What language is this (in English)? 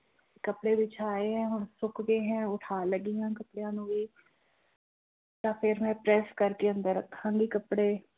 Punjabi